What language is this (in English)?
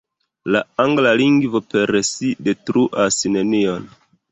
Esperanto